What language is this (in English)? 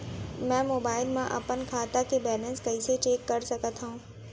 Chhattisgarhi